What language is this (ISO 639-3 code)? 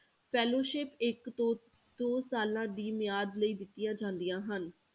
pan